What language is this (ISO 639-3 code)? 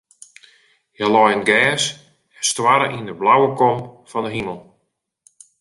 fry